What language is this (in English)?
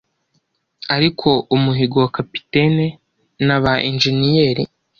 Kinyarwanda